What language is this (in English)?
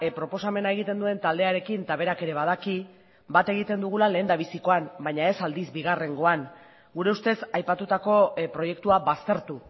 Basque